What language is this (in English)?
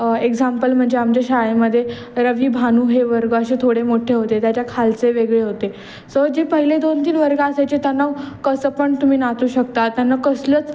Marathi